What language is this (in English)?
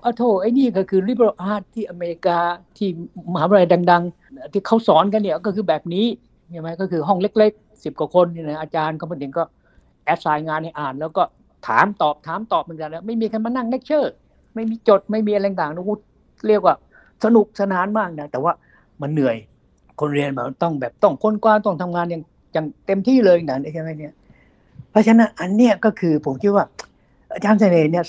Thai